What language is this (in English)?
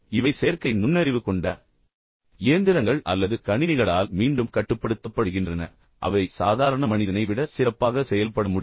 Tamil